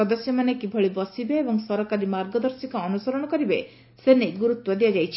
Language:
Odia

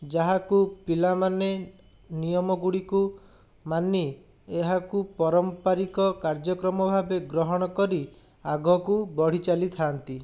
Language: Odia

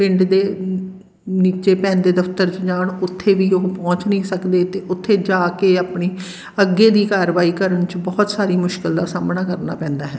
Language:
Punjabi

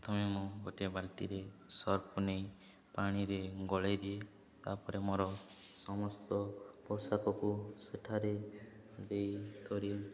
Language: Odia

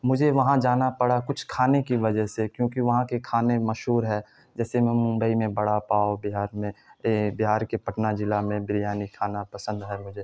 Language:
Urdu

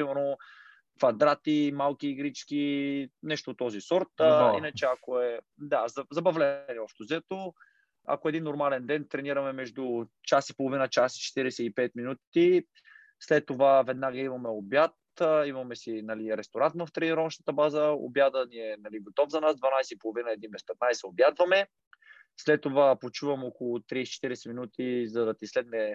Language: Bulgarian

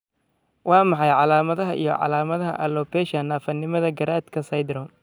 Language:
Somali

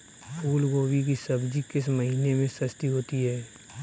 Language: Hindi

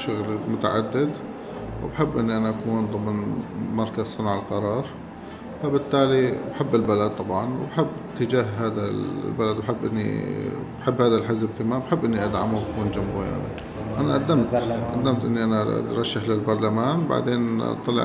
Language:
Arabic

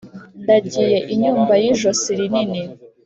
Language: Kinyarwanda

